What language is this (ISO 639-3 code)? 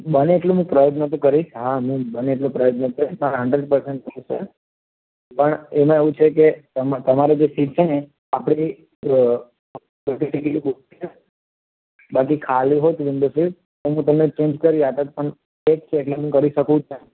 guj